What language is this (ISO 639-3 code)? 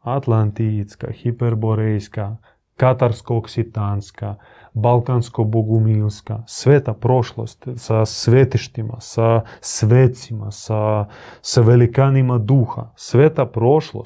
hrv